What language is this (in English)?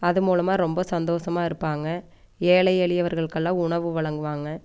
Tamil